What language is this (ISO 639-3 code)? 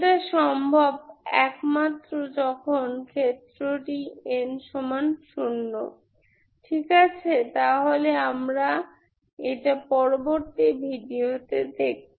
ben